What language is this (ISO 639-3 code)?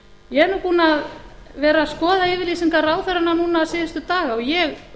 isl